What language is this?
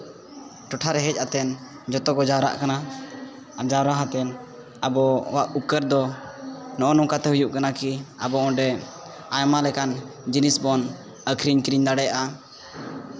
Santali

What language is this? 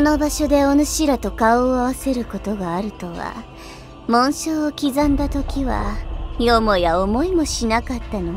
Japanese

